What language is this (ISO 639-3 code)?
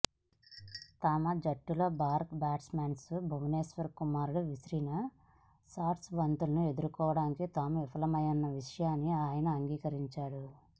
tel